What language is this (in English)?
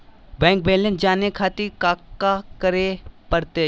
Magahi